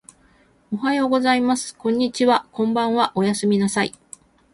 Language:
Japanese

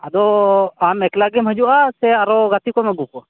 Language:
Santali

